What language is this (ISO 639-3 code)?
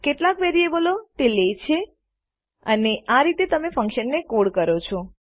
guj